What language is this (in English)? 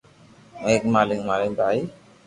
Loarki